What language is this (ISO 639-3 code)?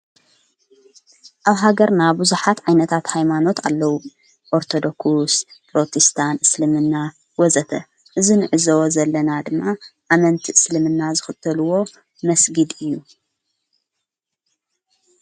tir